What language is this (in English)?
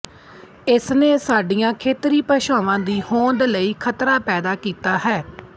Punjabi